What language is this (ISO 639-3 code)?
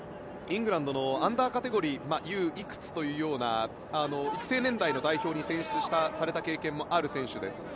jpn